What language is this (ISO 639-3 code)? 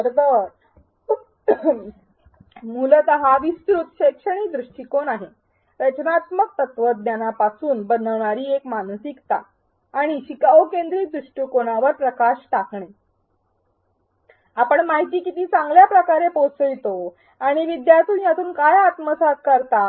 mar